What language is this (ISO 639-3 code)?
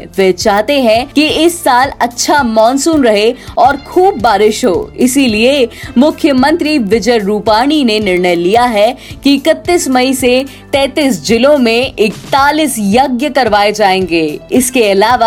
hin